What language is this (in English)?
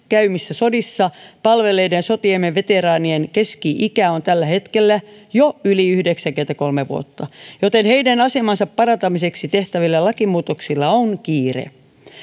Finnish